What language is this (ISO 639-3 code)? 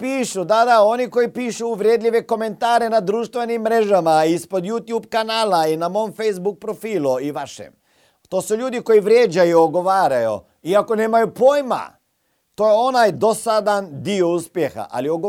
hrv